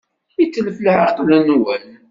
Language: Kabyle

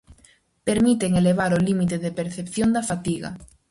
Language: Galician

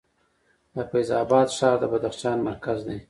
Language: Pashto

